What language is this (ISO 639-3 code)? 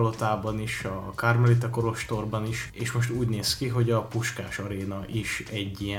hun